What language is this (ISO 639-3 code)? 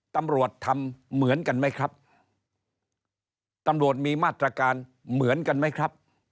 tha